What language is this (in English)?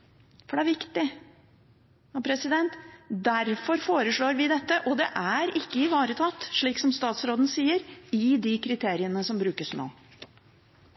Norwegian Bokmål